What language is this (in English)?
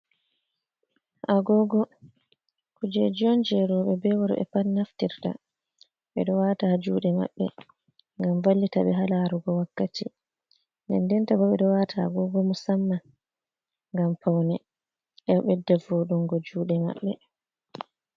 Fula